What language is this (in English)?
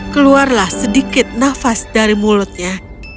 Indonesian